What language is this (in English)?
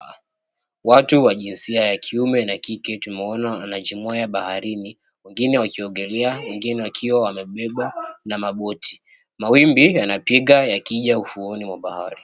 Swahili